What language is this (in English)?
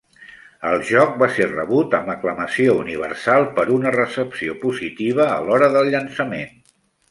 Catalan